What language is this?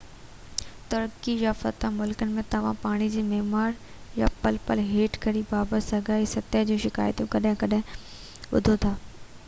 Sindhi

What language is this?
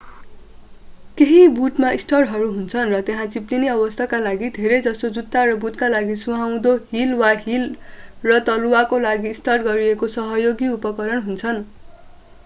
Nepali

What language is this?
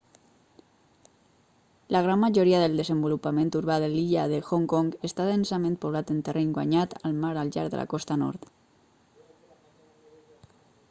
Catalan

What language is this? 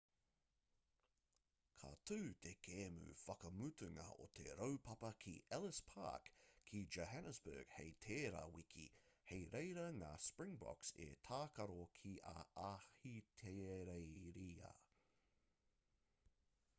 Māori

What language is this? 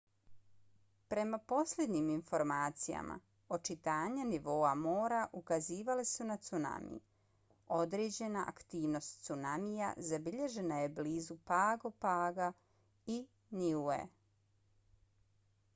Bosnian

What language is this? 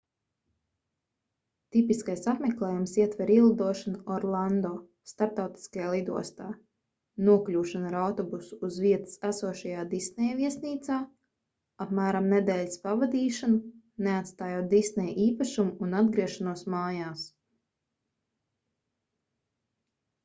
Latvian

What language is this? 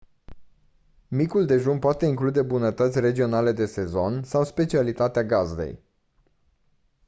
Romanian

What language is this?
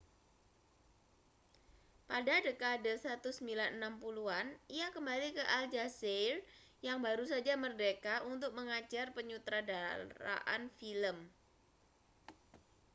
Indonesian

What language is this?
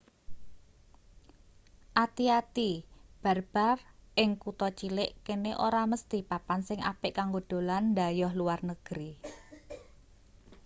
Javanese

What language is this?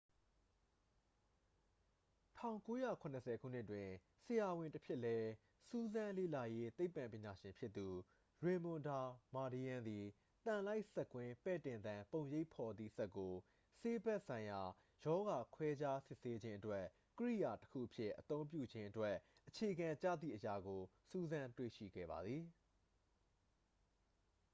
Burmese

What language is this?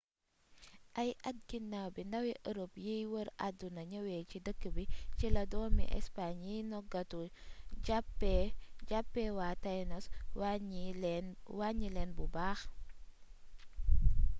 Wolof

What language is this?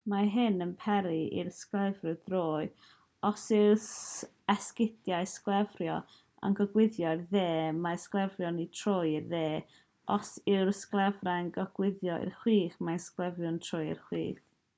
Welsh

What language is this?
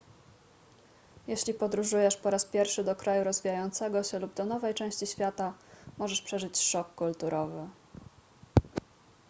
Polish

